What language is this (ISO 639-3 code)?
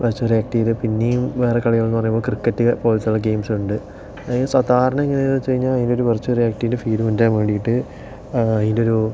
mal